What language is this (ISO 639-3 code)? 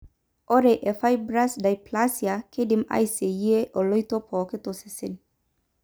mas